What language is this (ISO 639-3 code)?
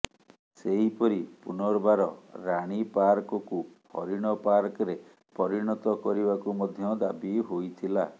ori